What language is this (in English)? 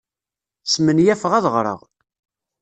Kabyle